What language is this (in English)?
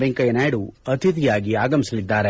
Kannada